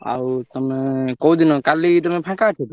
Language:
Odia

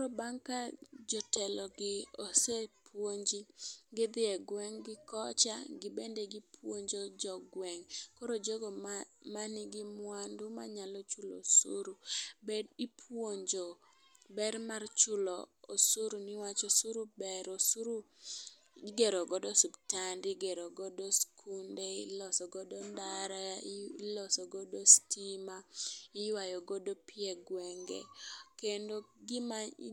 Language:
Luo (Kenya and Tanzania)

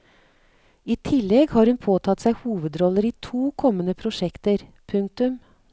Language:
Norwegian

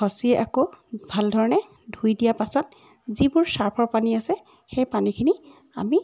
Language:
Assamese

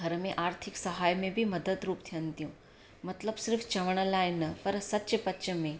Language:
Sindhi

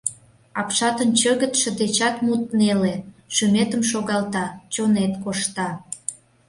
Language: Mari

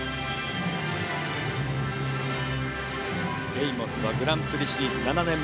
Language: Japanese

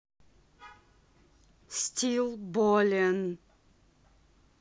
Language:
Russian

